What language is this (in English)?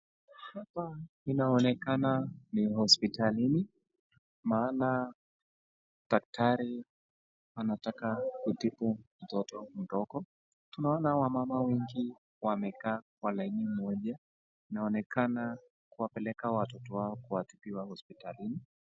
Swahili